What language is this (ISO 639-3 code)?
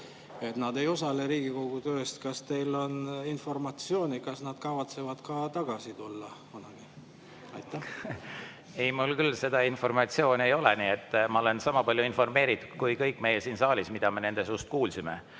est